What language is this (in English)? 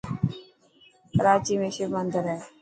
Dhatki